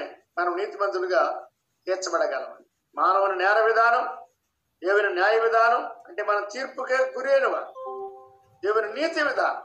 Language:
Telugu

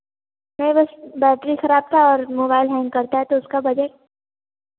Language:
Hindi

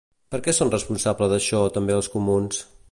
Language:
Catalan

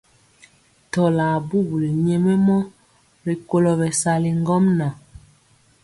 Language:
Mpiemo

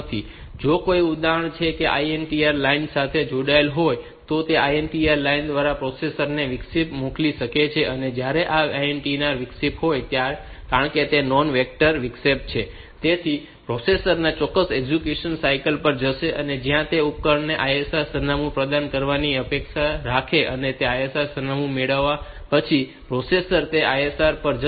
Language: Gujarati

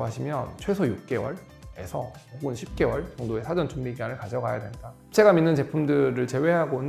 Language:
Korean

